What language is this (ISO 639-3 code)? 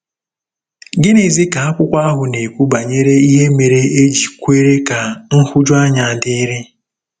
ibo